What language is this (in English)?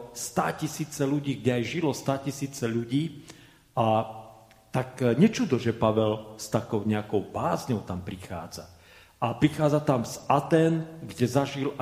Slovak